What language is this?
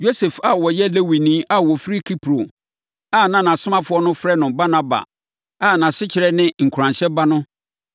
Akan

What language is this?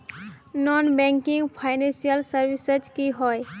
Magahi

